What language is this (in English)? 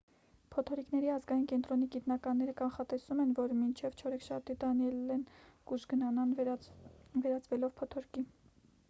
Armenian